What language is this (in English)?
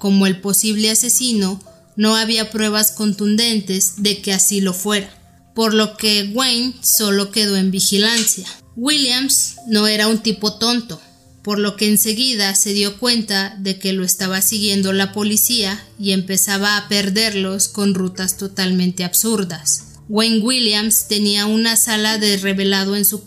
Spanish